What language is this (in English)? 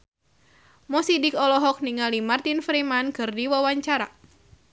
Sundanese